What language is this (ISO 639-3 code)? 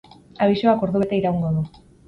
eus